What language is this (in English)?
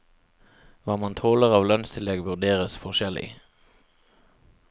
Norwegian